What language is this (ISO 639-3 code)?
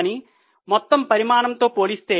tel